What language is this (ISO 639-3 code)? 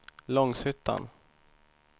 swe